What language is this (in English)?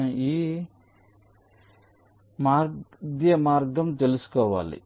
Telugu